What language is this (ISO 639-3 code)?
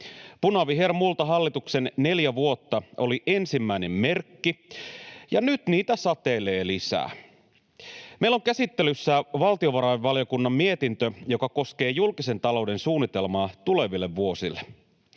fin